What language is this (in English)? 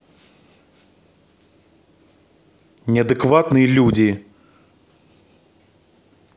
Russian